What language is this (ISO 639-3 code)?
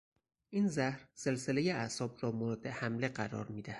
fas